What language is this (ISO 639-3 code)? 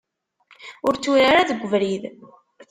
kab